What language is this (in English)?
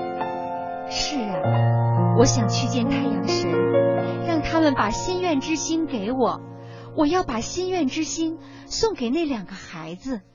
Chinese